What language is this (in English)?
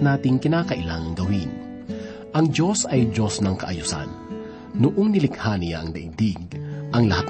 Filipino